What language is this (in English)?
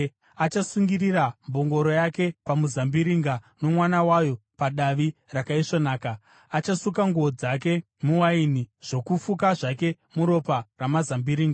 Shona